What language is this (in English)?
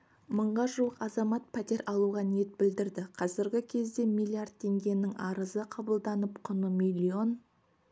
Kazakh